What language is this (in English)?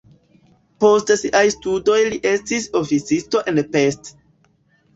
Esperanto